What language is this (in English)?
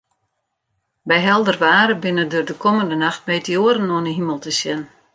Western Frisian